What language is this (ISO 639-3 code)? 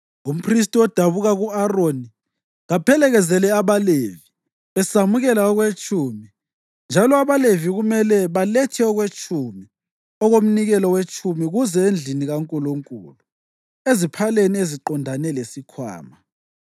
nde